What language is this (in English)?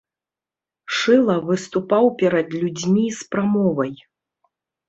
Belarusian